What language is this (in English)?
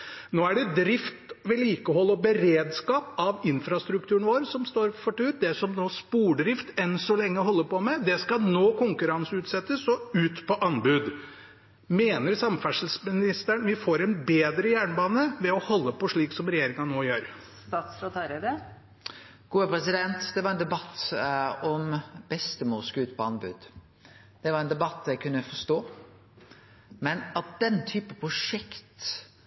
Norwegian